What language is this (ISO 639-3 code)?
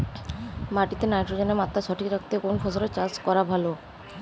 ben